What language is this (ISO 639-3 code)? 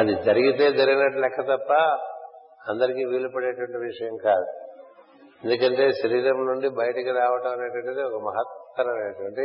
tel